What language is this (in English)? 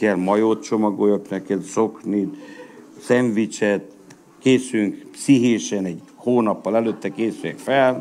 Hungarian